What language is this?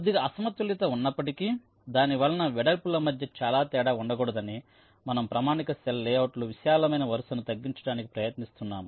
Telugu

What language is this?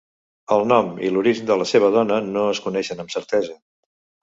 Catalan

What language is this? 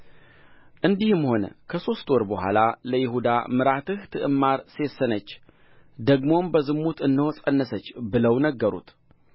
Amharic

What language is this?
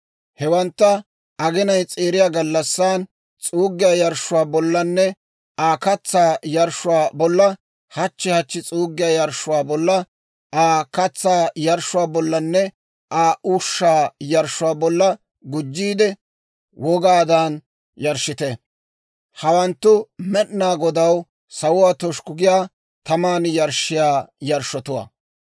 Dawro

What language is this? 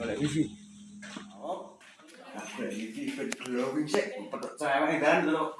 Indonesian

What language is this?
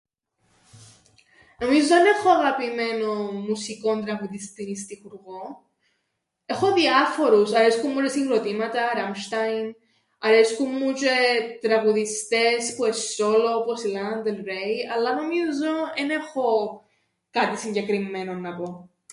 Greek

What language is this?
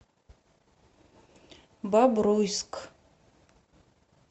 Russian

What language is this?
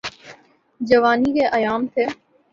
Urdu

